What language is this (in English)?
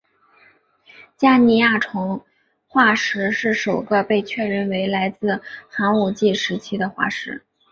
Chinese